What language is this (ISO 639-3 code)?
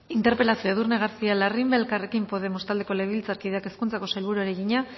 eus